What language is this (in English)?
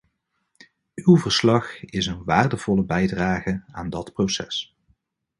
Dutch